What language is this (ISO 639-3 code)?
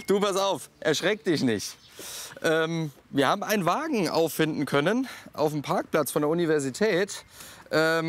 deu